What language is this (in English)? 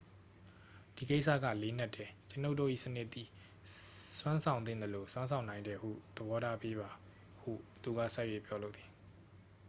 Burmese